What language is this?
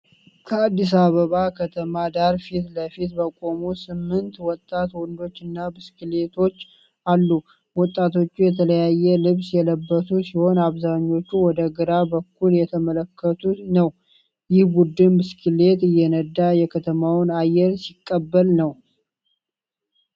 Amharic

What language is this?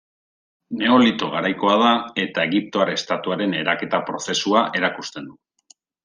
Basque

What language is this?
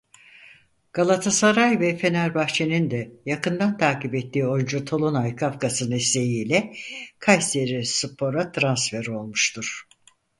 Turkish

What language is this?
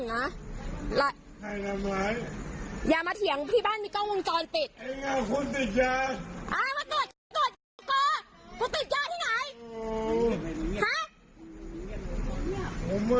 Thai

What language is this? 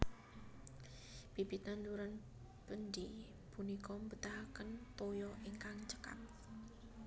Javanese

